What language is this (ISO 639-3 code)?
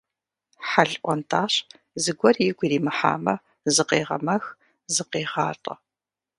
kbd